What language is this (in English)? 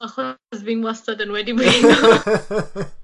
Welsh